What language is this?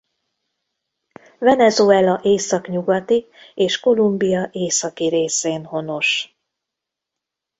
Hungarian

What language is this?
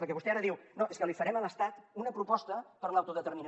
Catalan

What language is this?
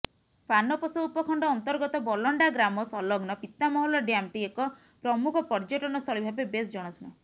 Odia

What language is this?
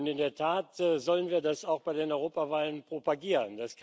German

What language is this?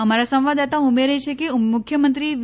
Gujarati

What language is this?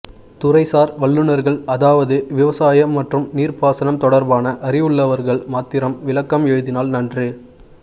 Tamil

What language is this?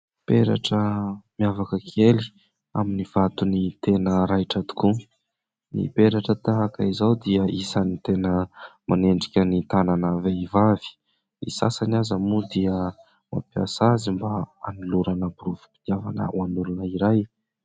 Malagasy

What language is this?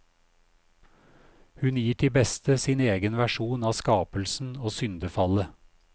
Norwegian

